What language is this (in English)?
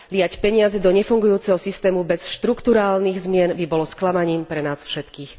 Slovak